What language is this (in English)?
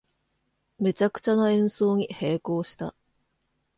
Japanese